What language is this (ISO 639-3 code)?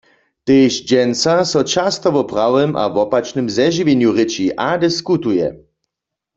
hsb